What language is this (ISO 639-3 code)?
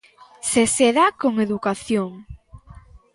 glg